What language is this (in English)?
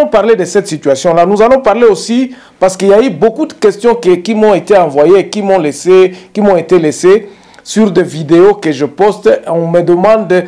French